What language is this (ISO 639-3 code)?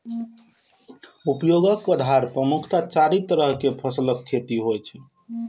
mai